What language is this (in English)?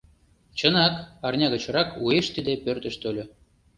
Mari